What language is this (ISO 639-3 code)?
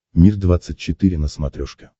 rus